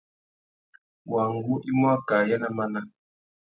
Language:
Tuki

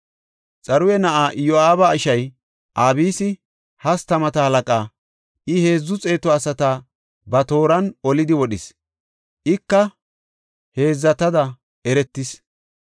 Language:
Gofa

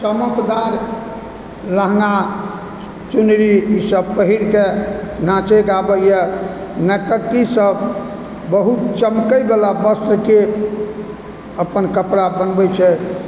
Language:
Maithili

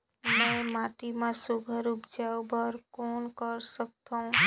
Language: Chhattisgarhi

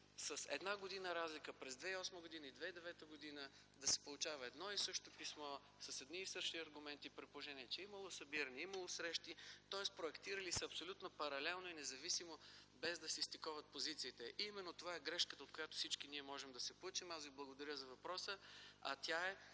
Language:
Bulgarian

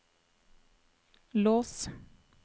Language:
Norwegian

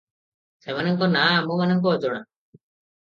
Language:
Odia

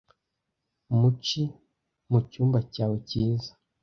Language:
Kinyarwanda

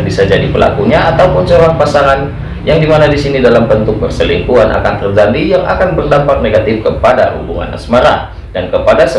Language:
Indonesian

